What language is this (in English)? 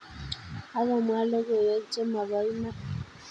Kalenjin